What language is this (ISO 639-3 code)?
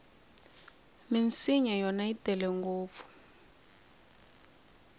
tso